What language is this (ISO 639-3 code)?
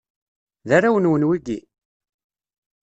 kab